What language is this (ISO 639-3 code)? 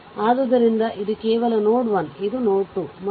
kan